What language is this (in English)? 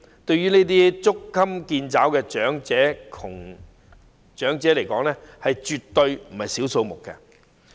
Cantonese